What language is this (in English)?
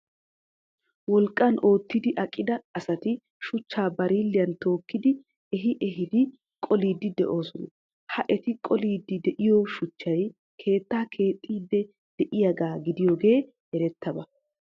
Wolaytta